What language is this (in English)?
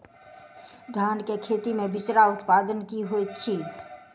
Maithili